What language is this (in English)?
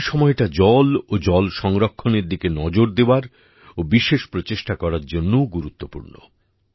Bangla